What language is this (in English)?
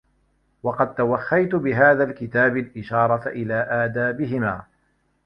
Arabic